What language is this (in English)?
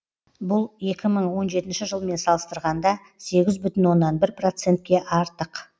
Kazakh